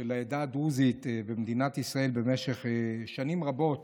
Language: Hebrew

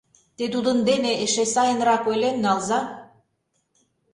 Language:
Mari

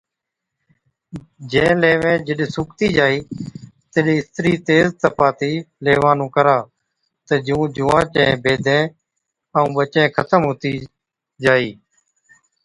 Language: Od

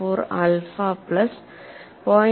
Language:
Malayalam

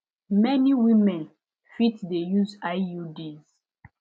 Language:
Nigerian Pidgin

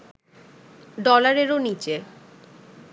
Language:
Bangla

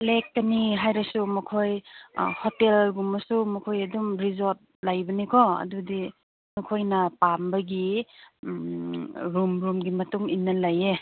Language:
Manipuri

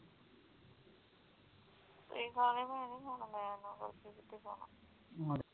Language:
Punjabi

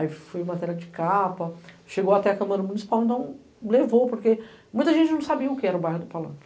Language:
Portuguese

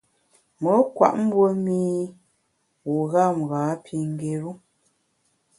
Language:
Bamun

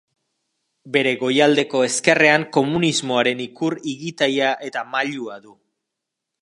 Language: Basque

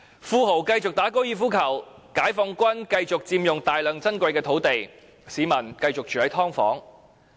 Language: Cantonese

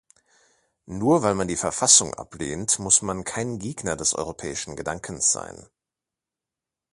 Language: German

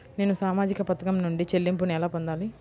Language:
Telugu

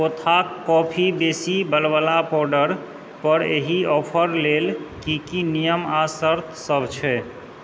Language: Maithili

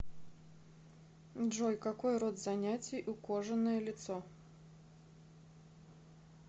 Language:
Russian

